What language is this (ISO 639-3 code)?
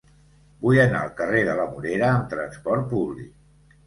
cat